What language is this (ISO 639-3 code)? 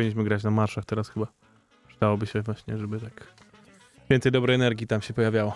pol